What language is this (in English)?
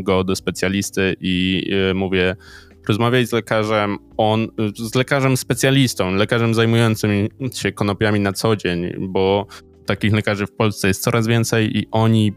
Polish